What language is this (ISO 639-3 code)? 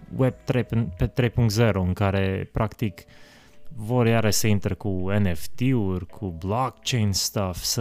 ron